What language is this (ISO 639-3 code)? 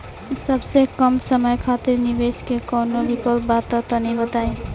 bho